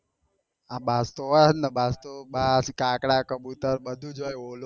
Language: Gujarati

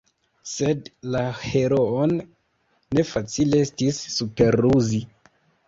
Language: Esperanto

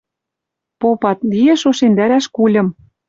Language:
Western Mari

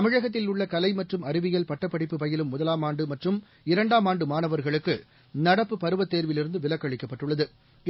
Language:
Tamil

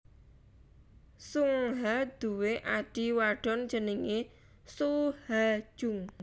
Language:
Javanese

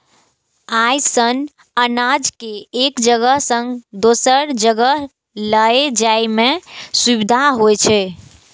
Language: Maithili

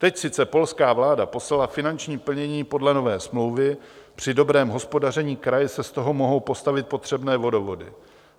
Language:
Czech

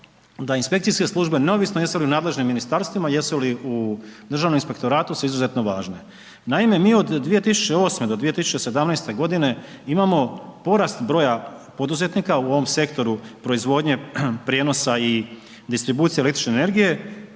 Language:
Croatian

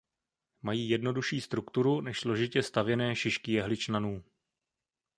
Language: Czech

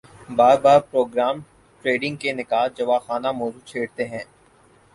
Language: Urdu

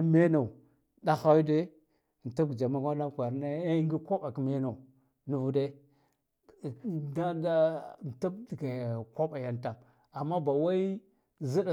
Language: Guduf-Gava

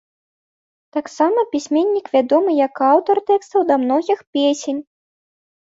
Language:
Belarusian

